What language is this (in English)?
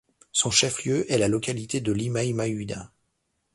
French